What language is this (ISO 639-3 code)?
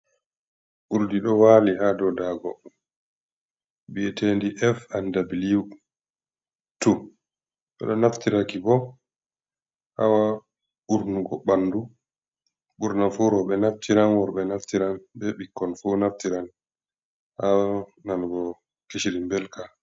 ful